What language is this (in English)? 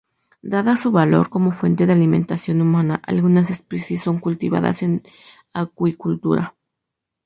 Spanish